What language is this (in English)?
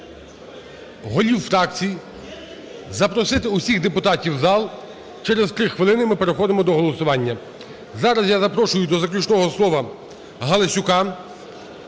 Ukrainian